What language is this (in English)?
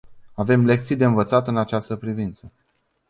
Romanian